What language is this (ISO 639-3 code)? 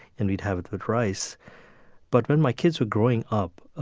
eng